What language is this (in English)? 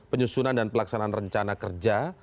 Indonesian